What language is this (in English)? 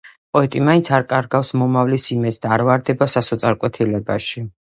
Georgian